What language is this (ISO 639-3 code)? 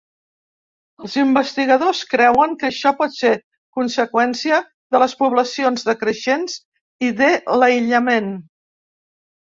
cat